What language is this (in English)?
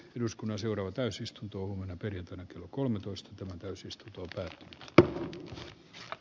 Finnish